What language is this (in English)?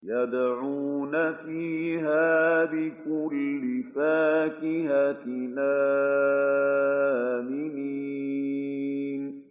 Arabic